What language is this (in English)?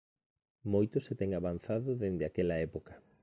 Galician